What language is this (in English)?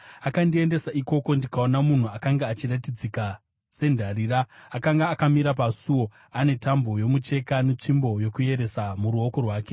Shona